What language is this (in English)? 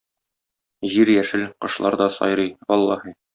Tatar